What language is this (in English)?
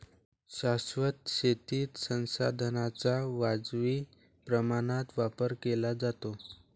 Marathi